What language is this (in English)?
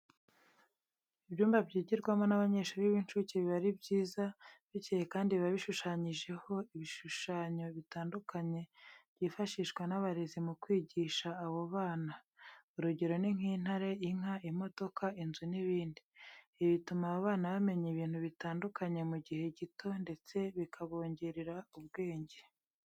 Kinyarwanda